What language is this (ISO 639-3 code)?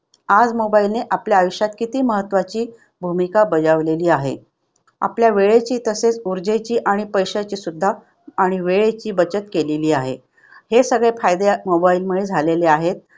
mar